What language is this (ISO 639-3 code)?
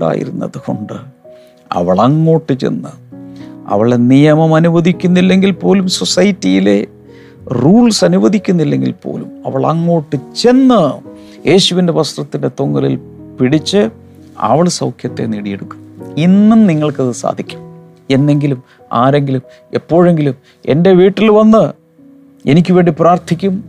mal